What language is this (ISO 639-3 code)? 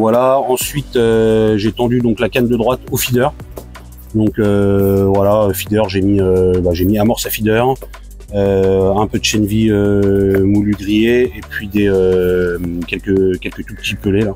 fra